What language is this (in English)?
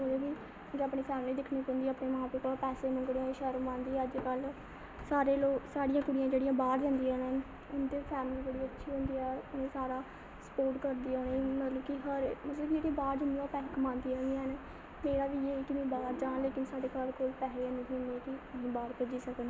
Dogri